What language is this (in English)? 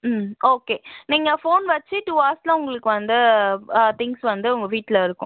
Tamil